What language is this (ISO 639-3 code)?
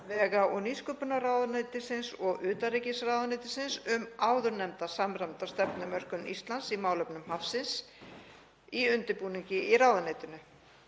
isl